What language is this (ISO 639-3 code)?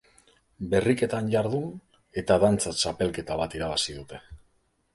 eus